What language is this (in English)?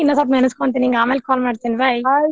Kannada